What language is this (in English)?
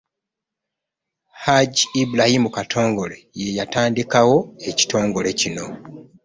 Ganda